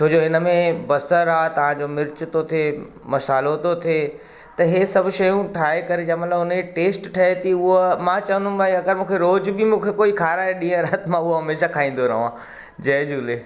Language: Sindhi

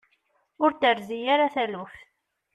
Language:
Kabyle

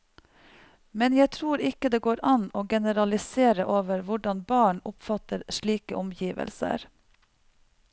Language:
Norwegian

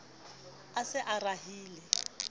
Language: Southern Sotho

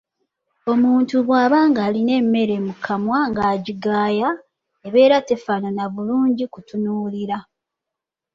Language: Ganda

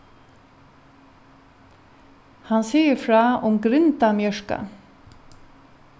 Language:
Faroese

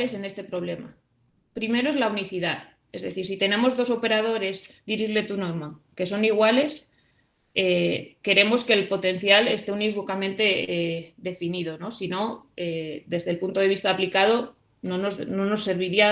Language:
Spanish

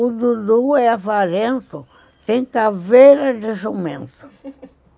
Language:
Portuguese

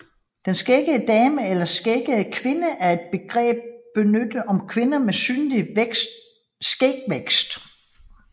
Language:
Danish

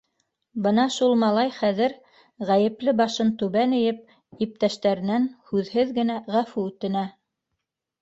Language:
Bashkir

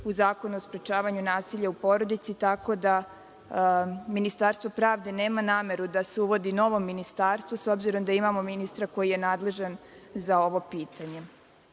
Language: Serbian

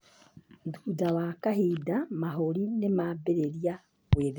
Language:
Kikuyu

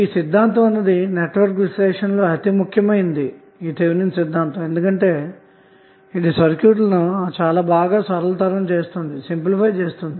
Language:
Telugu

